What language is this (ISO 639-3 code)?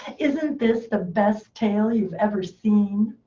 eng